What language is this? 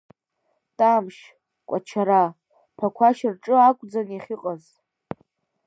Abkhazian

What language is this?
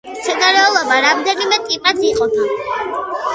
Georgian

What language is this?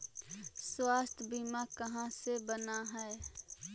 Magahi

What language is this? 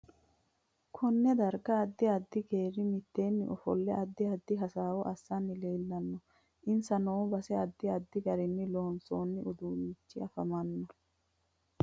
Sidamo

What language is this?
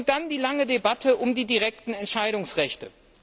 German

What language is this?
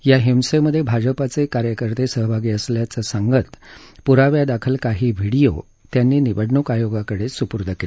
Marathi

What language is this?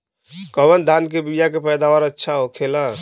Bhojpuri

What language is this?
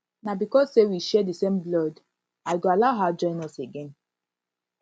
Nigerian Pidgin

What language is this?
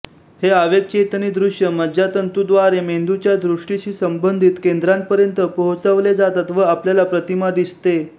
Marathi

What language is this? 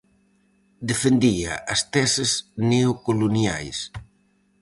Galician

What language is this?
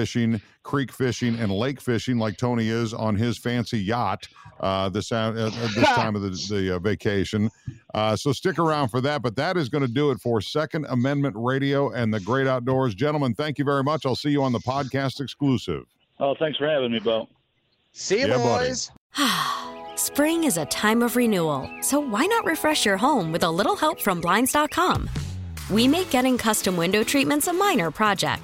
English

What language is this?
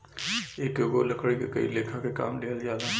Bhojpuri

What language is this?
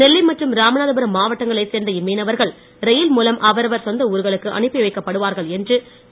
Tamil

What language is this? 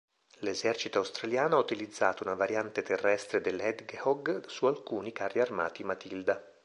Italian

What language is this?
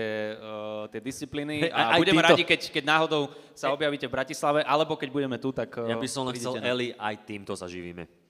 Slovak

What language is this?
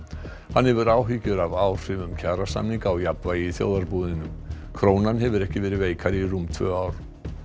Icelandic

